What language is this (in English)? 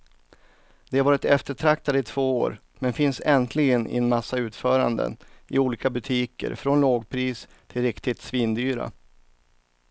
Swedish